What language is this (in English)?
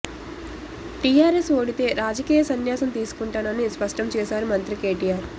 Telugu